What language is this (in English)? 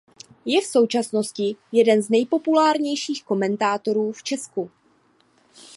Czech